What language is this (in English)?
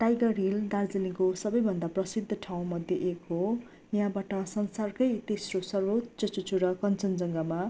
Nepali